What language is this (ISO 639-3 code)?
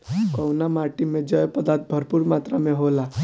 bho